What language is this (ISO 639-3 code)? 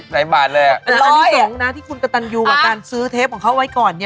tha